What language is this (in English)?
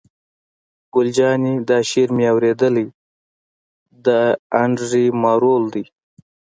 Pashto